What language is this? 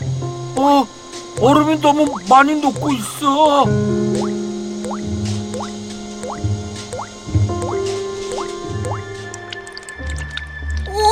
Korean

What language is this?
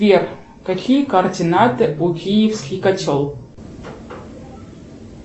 Russian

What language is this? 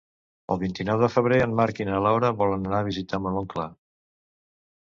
Catalan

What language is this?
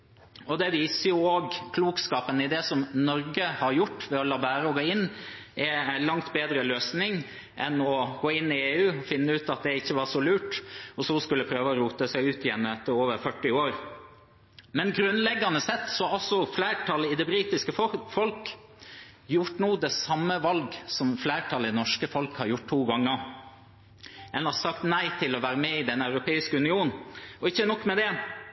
Norwegian Bokmål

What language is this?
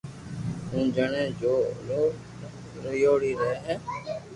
Loarki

